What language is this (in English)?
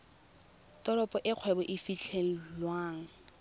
Tswana